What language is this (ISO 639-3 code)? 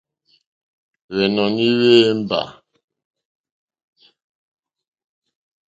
bri